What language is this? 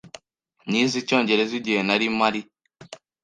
Kinyarwanda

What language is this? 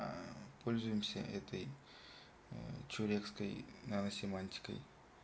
Russian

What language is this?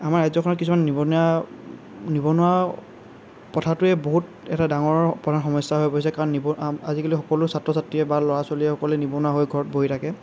Assamese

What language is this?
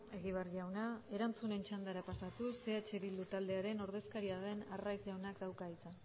Basque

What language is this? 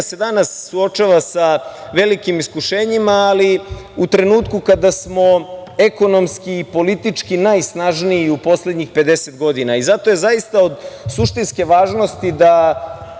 Serbian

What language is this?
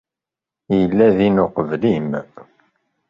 Kabyle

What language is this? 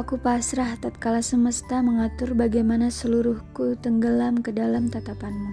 Indonesian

